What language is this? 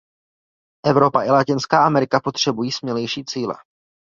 Czech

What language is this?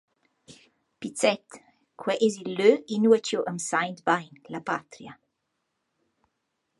Romansh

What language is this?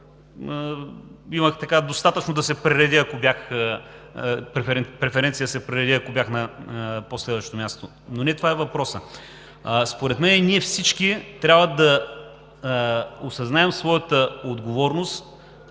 Bulgarian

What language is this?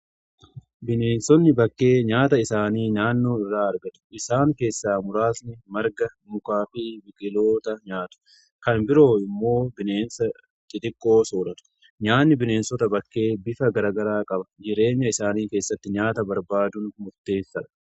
Oromo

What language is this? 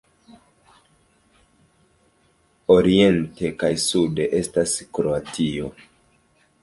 Esperanto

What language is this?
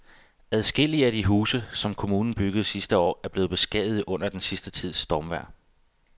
Danish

